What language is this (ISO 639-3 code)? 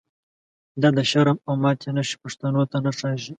pus